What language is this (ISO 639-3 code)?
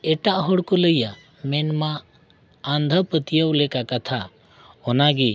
sat